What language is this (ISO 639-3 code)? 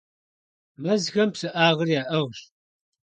kbd